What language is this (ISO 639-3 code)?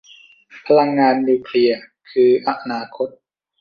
tha